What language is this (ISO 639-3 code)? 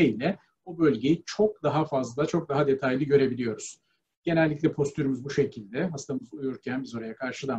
tur